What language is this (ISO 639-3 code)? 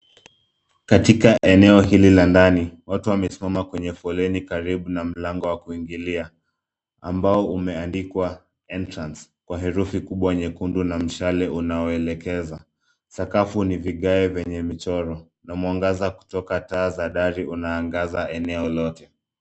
swa